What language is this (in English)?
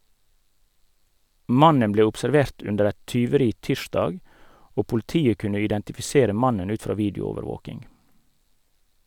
Norwegian